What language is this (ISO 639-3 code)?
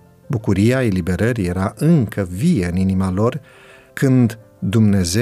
ron